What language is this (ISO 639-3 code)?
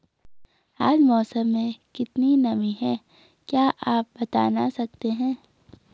hin